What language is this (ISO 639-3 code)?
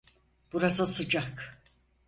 tur